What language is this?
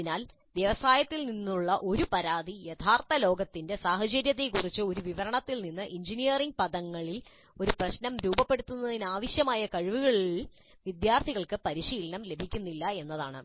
Malayalam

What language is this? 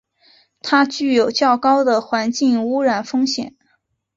Chinese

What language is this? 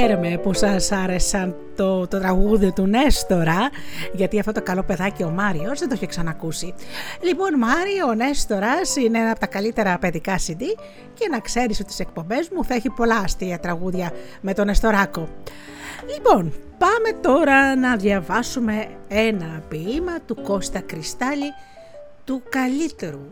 Greek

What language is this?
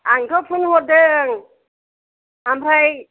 Bodo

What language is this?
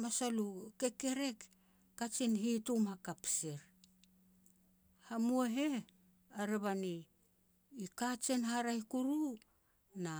Petats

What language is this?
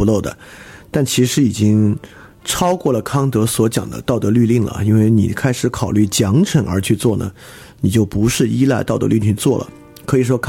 Chinese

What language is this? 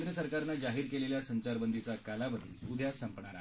Marathi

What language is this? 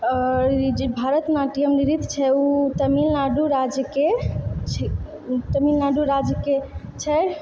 Maithili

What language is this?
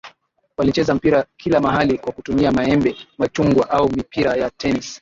Swahili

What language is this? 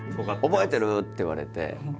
Japanese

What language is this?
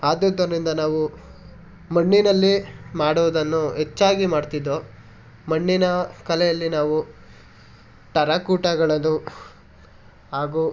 Kannada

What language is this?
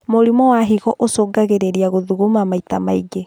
Kikuyu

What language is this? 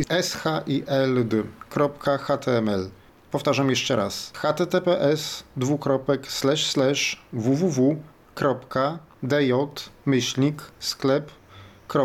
Polish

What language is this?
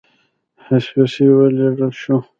Pashto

